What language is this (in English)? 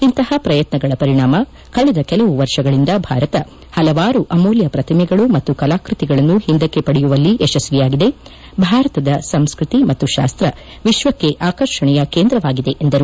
Kannada